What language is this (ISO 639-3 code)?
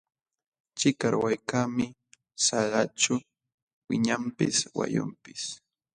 qxw